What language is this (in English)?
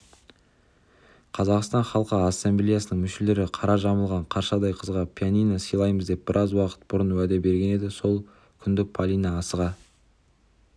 Kazakh